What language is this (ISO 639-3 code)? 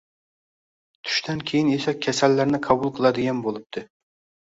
uzb